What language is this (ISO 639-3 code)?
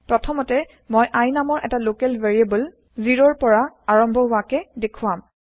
asm